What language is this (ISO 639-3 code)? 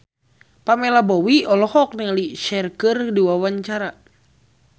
sun